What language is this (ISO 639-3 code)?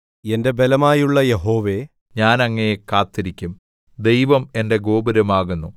mal